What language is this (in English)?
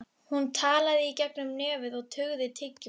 Icelandic